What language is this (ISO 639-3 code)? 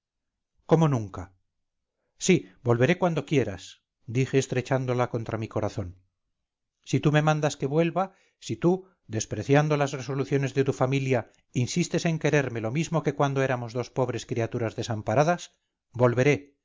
spa